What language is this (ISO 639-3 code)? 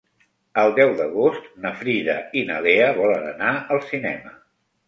cat